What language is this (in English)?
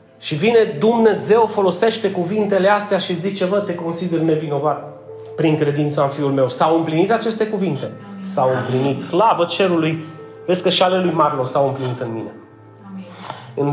Romanian